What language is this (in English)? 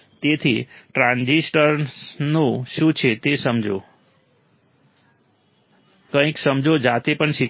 Gujarati